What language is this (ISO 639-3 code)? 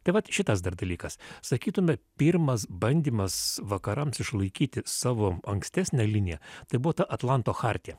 lit